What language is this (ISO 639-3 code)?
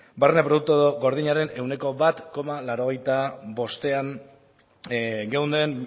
eus